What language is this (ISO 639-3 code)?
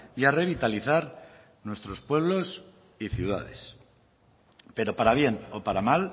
spa